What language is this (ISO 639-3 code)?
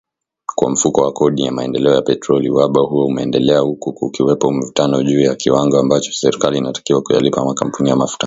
swa